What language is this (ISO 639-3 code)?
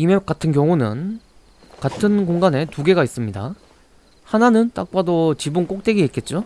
kor